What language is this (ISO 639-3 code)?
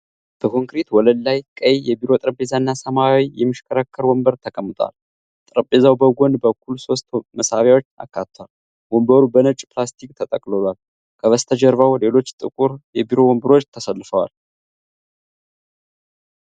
amh